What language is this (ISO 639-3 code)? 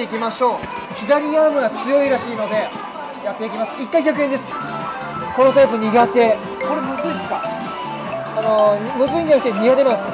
jpn